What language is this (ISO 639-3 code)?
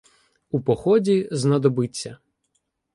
ukr